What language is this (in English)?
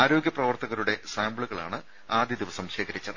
Malayalam